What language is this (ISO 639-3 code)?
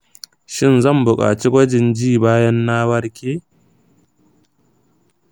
hau